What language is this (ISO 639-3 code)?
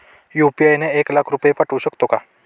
mar